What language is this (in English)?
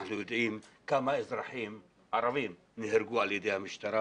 Hebrew